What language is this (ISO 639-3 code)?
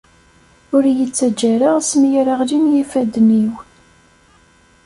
kab